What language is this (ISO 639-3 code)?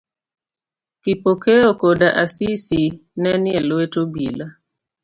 luo